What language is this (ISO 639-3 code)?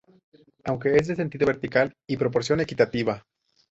spa